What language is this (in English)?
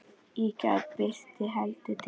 Icelandic